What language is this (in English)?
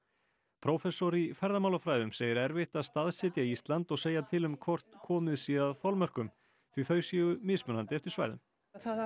Icelandic